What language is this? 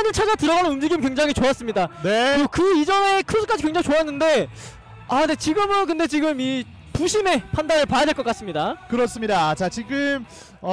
Korean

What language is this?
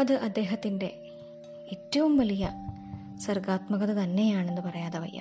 Malayalam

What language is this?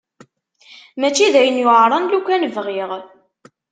Kabyle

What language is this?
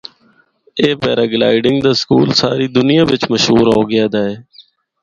Northern Hindko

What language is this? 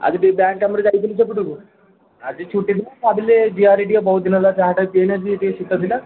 Odia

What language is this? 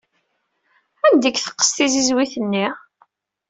Kabyle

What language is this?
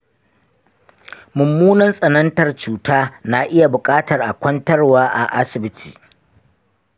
Hausa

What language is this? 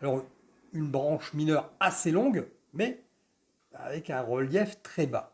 French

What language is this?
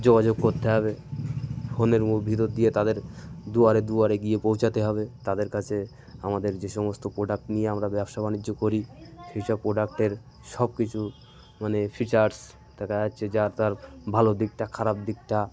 Bangla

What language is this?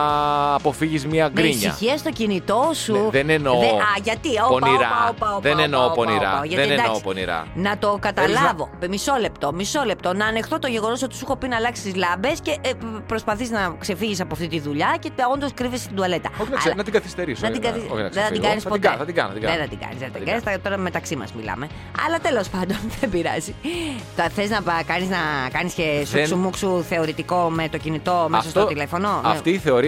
Greek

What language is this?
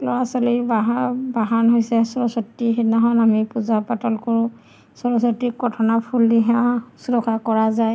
Assamese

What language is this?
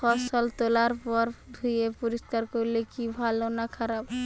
Bangla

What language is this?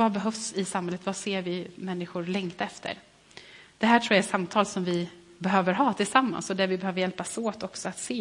Swedish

